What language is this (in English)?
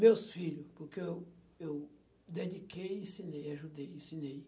Portuguese